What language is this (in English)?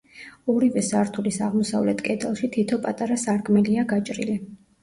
Georgian